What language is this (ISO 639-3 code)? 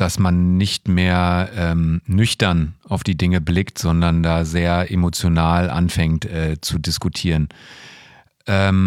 deu